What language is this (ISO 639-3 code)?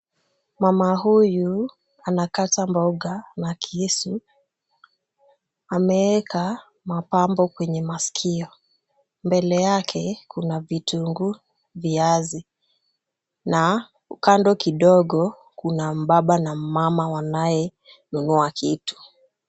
swa